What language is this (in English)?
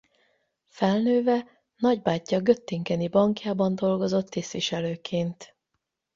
Hungarian